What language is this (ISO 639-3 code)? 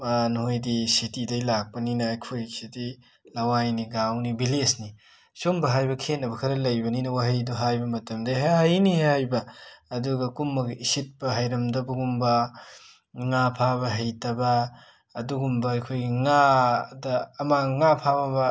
mni